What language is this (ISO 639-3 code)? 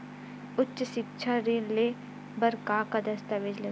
hne